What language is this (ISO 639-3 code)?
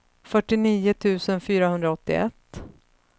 swe